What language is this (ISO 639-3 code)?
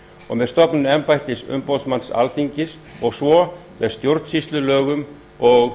isl